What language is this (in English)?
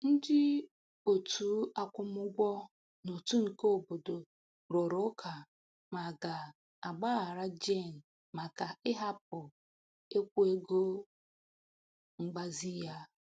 Igbo